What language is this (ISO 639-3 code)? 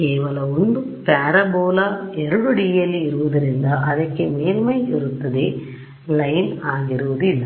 kan